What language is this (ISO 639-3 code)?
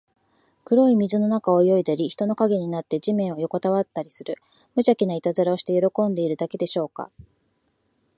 jpn